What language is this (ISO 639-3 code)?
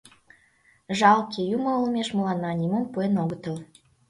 chm